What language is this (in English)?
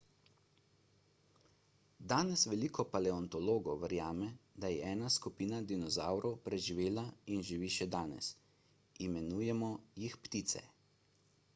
Slovenian